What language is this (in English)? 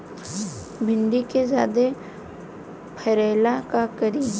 Bhojpuri